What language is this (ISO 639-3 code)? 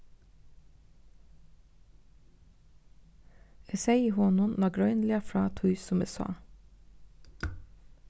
fao